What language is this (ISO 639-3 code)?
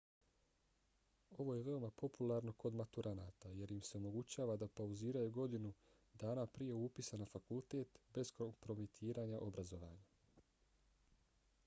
bos